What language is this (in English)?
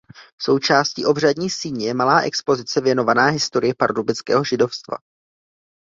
Czech